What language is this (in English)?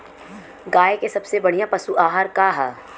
Bhojpuri